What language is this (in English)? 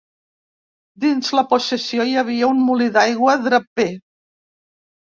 Catalan